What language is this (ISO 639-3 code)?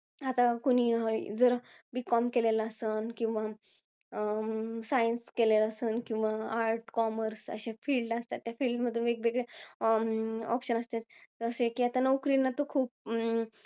mar